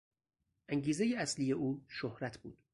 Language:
Persian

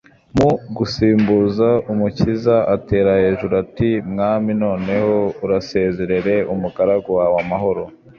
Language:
Kinyarwanda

